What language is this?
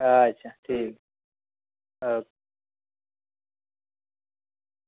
Dogri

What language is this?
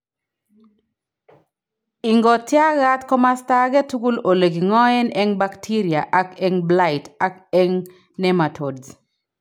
Kalenjin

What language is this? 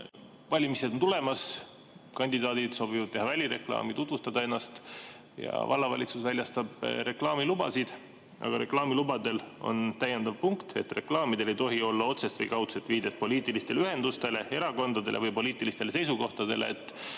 Estonian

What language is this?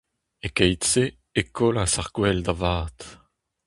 Breton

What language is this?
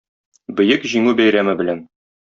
Tatar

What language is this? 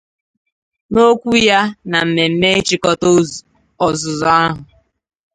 Igbo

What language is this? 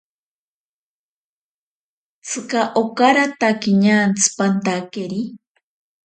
Ashéninka Perené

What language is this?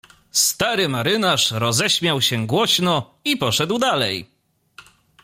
Polish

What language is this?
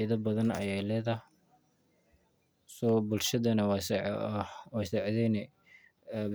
Somali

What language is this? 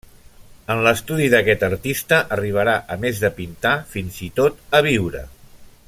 Catalan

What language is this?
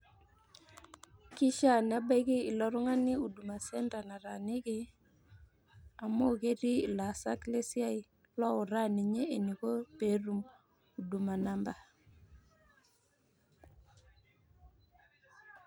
Masai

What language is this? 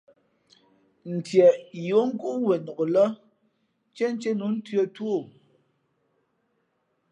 Fe'fe'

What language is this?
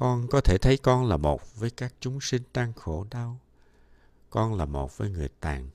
Vietnamese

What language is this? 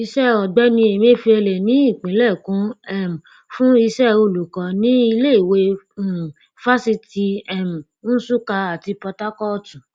Yoruba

